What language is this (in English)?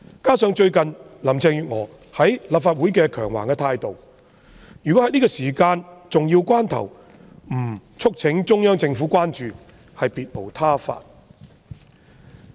Cantonese